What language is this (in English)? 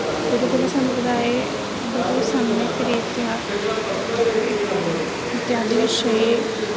Sanskrit